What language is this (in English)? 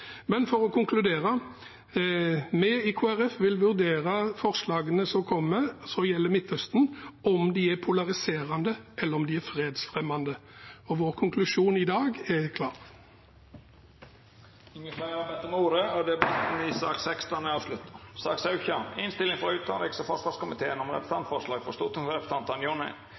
Norwegian